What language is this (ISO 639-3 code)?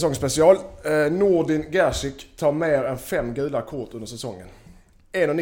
swe